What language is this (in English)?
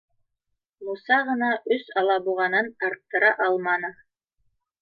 Bashkir